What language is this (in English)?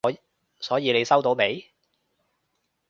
Cantonese